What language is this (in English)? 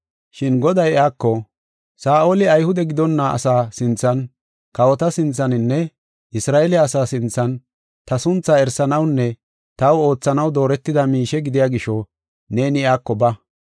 Gofa